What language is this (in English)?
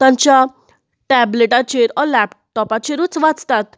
Konkani